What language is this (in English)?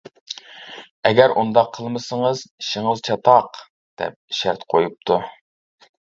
Uyghur